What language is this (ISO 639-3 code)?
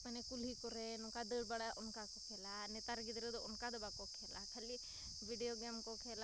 sat